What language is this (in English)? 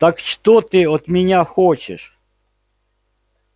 Russian